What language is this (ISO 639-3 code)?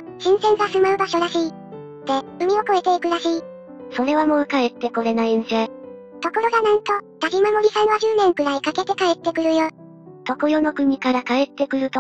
jpn